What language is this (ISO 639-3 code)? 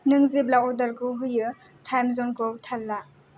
brx